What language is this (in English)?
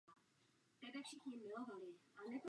Czech